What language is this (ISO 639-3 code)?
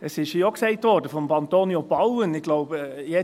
gsw